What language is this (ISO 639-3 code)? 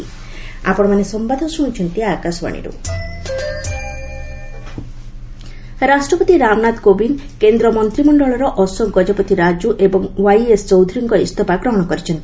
ori